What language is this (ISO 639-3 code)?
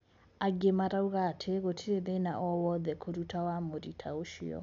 kik